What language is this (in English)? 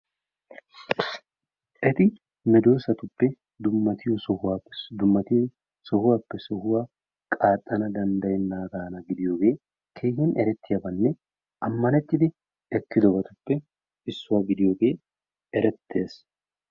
Wolaytta